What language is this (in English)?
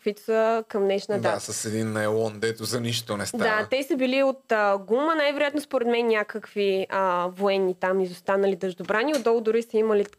Bulgarian